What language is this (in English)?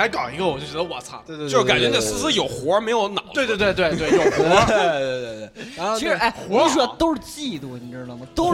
Chinese